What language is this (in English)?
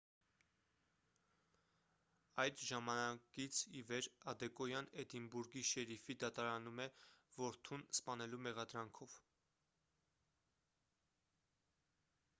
Armenian